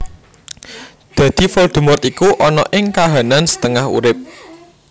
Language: Javanese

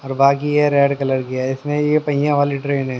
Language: Hindi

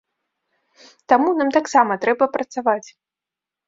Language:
Belarusian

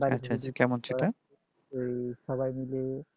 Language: Bangla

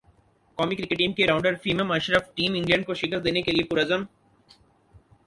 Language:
Urdu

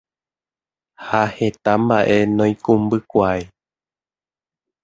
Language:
Guarani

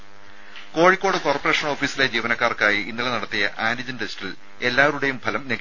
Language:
Malayalam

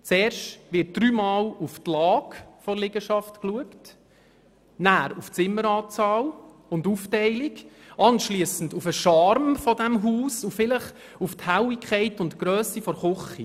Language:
Swiss German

